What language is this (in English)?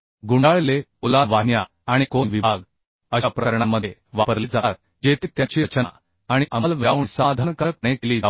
Marathi